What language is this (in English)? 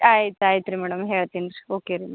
Kannada